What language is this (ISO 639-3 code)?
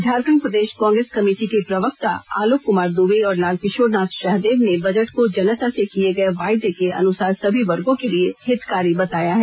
hin